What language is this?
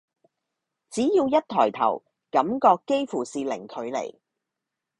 Cantonese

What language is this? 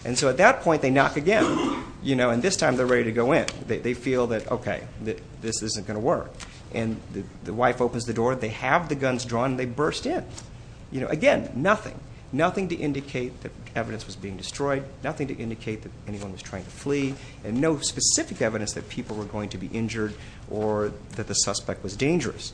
English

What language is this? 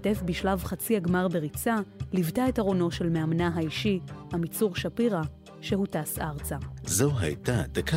Hebrew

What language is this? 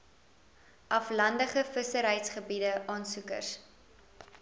Afrikaans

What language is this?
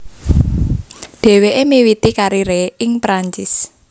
Javanese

